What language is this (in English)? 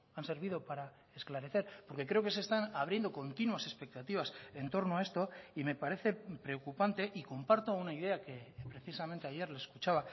Spanish